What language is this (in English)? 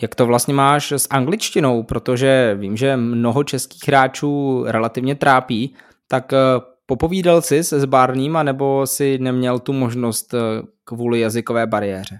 Czech